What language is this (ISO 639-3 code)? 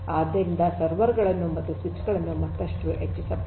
kan